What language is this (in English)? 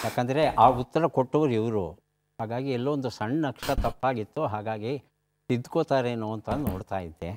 Kannada